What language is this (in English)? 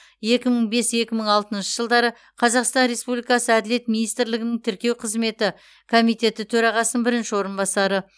Kazakh